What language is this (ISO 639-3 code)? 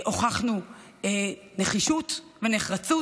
heb